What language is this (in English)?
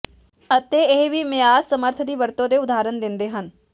Punjabi